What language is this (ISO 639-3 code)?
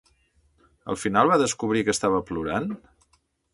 cat